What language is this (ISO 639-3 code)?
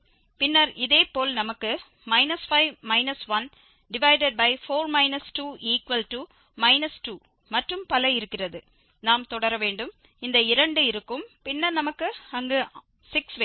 tam